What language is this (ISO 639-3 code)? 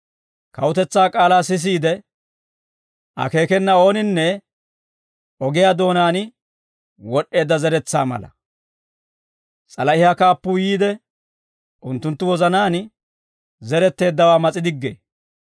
dwr